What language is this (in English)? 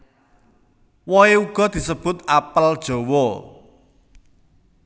Javanese